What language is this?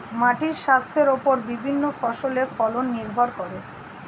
Bangla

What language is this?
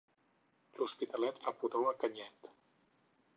Catalan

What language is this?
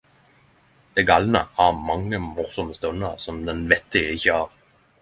Norwegian Nynorsk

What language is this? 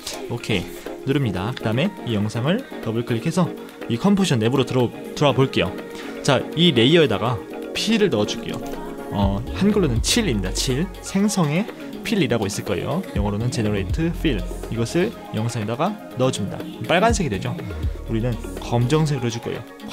Korean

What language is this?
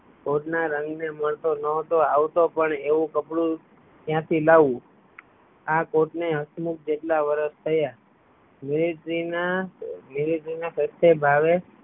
Gujarati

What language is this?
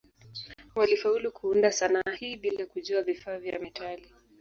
Swahili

